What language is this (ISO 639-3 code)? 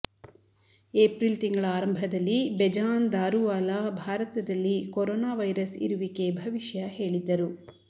kan